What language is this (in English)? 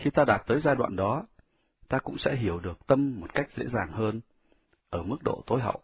Vietnamese